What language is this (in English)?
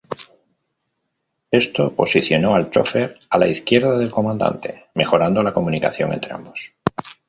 Spanish